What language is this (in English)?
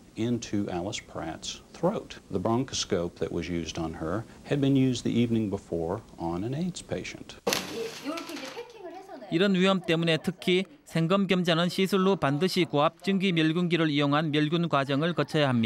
Korean